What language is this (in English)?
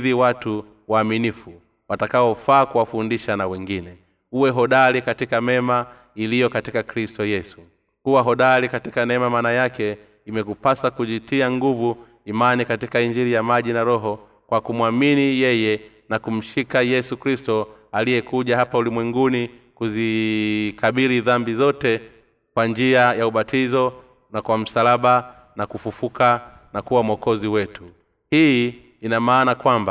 Swahili